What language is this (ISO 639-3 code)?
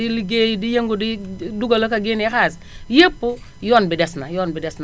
wol